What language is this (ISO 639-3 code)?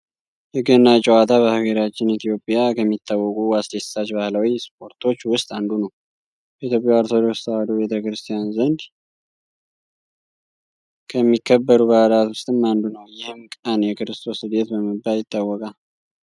amh